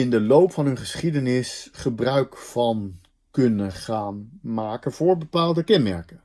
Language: Dutch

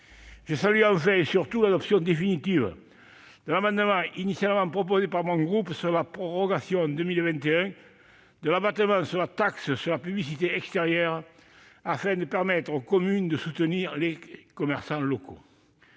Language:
French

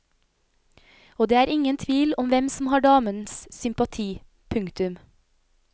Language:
Norwegian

